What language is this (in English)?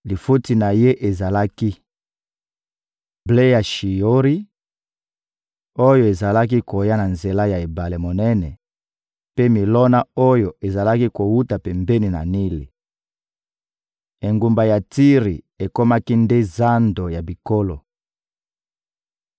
Lingala